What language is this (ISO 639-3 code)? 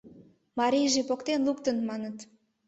chm